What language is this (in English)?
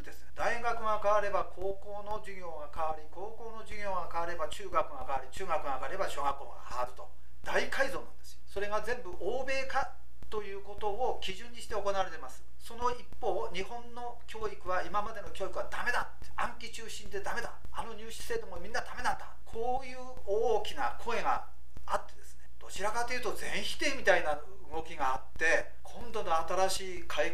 Japanese